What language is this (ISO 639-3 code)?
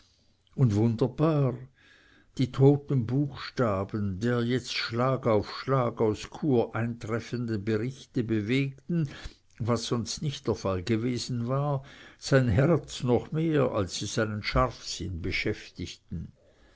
deu